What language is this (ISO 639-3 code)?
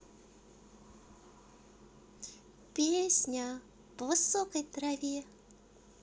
rus